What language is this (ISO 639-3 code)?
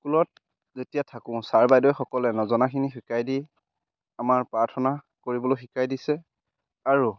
asm